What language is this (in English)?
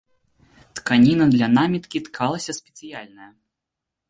Belarusian